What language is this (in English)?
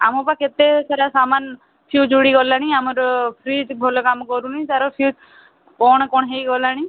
Odia